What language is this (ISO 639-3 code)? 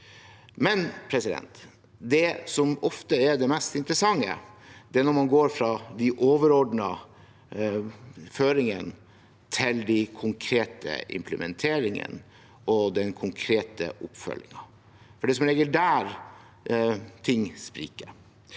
nor